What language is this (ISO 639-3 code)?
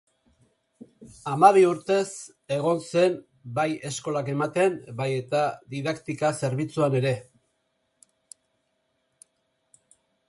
eus